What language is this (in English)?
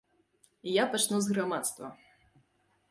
Belarusian